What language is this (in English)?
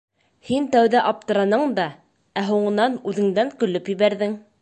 Bashkir